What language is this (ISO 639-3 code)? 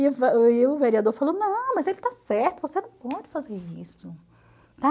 por